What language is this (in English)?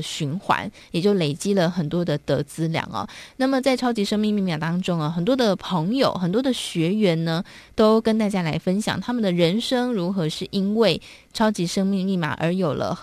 Chinese